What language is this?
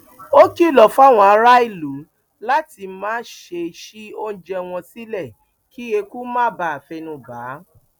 Yoruba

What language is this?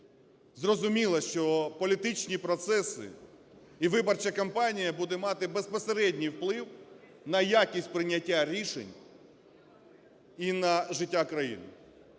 Ukrainian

